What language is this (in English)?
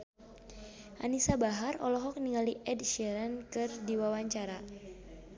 Sundanese